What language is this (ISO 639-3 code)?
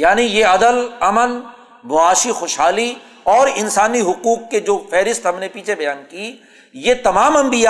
urd